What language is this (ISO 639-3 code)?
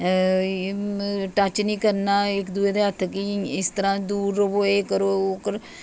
doi